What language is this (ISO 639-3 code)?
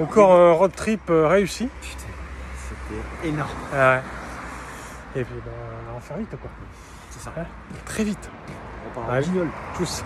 fra